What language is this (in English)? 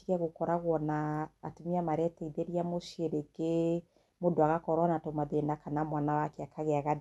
Kikuyu